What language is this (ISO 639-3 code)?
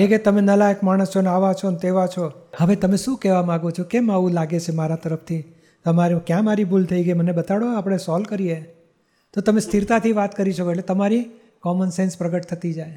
guj